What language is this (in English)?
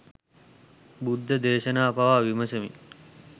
Sinhala